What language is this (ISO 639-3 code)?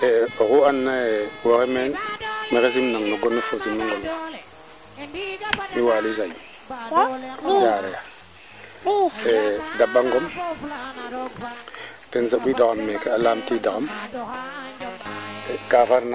srr